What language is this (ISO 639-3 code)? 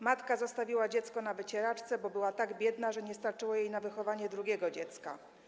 pol